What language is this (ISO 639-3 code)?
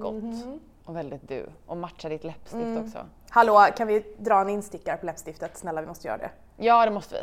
swe